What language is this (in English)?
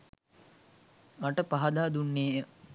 Sinhala